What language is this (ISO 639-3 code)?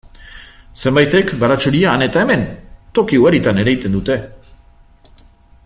eus